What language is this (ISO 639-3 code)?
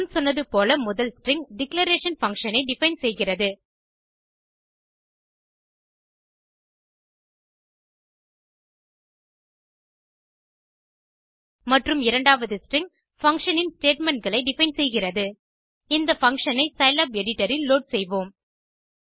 tam